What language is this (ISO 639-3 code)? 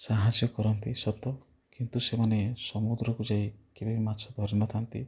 ori